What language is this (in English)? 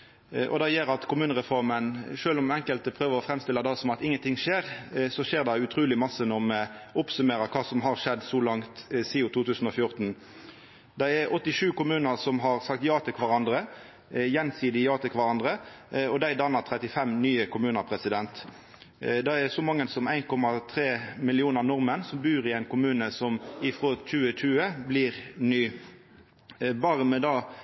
Norwegian Nynorsk